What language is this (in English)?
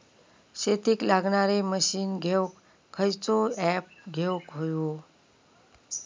Marathi